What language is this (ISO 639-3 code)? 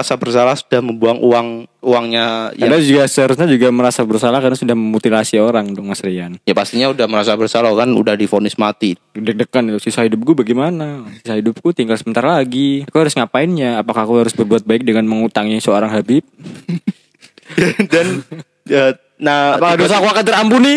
ind